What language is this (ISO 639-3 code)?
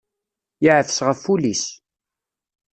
kab